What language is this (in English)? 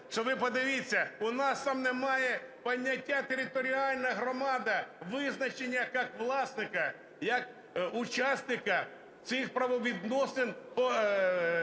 Ukrainian